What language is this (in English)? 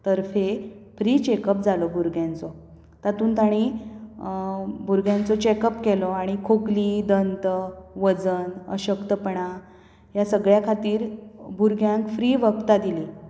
Konkani